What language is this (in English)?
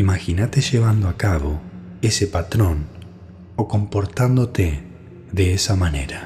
Spanish